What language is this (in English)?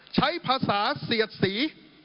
Thai